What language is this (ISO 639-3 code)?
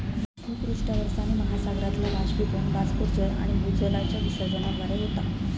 mar